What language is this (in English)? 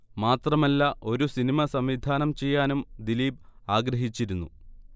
Malayalam